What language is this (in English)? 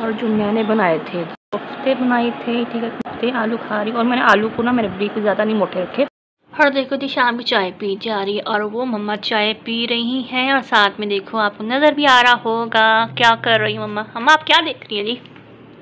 Hindi